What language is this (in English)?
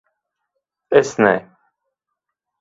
Latvian